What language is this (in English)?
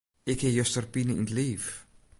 Western Frisian